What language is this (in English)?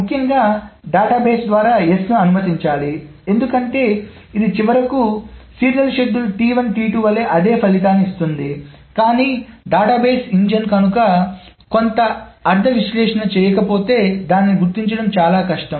Telugu